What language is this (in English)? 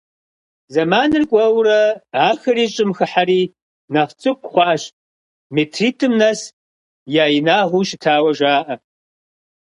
Kabardian